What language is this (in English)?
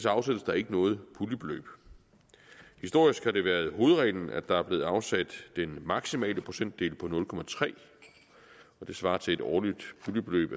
Danish